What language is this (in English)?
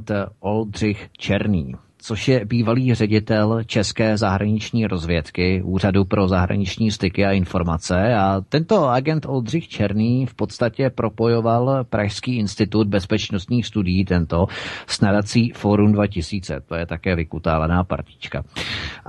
Czech